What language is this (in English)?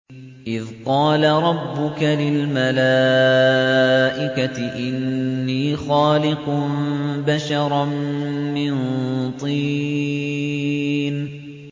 Arabic